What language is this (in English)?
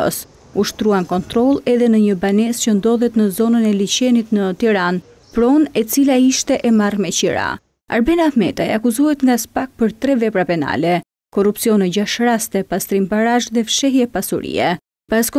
Romanian